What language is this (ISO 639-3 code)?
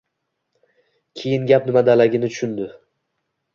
uzb